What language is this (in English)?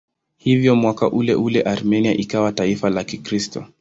Swahili